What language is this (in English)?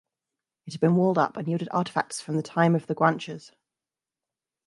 English